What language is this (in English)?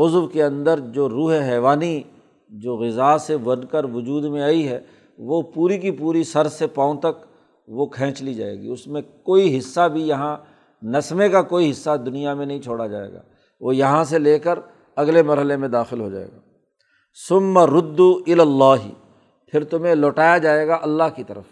Urdu